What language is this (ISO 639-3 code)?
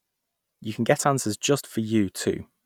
eng